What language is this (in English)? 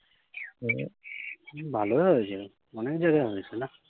Bangla